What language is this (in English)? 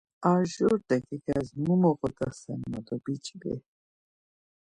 Laz